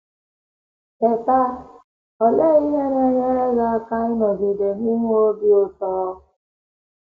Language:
Igbo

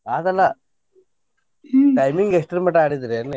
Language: Kannada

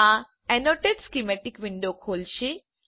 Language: Gujarati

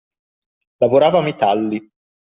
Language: Italian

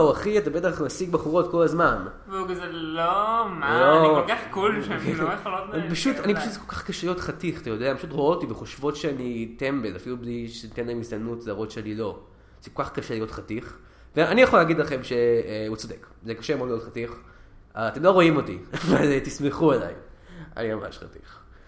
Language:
Hebrew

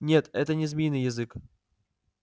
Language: Russian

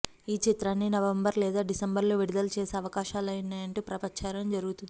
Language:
Telugu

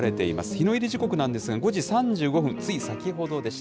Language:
Japanese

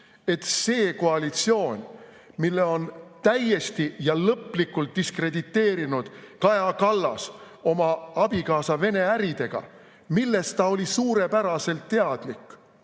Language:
Estonian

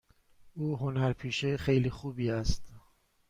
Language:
Persian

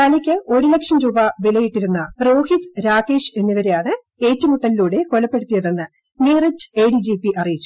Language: Malayalam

